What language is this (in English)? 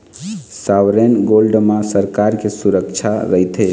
Chhattisgarhi